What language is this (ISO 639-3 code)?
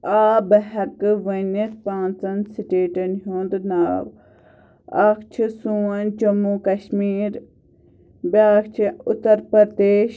kas